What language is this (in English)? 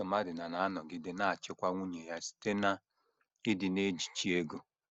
Igbo